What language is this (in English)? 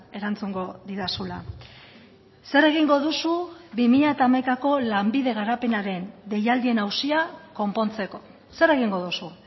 Basque